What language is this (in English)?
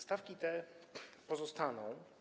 Polish